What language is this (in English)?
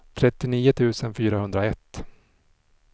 Swedish